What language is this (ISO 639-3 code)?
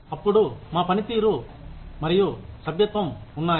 tel